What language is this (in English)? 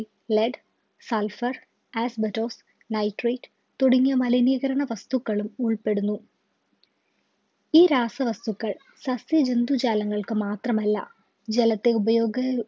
Malayalam